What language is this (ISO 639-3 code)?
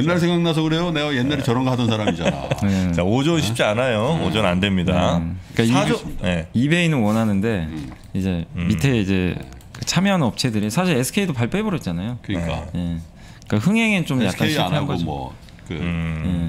kor